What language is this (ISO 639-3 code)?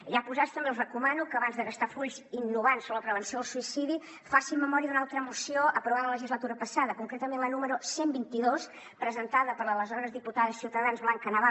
cat